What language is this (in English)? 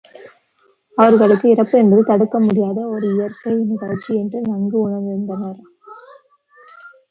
Tamil